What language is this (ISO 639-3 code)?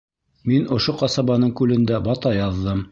bak